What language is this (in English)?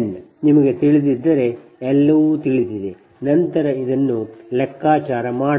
Kannada